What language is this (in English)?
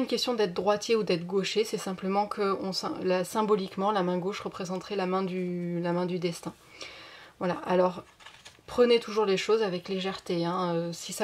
French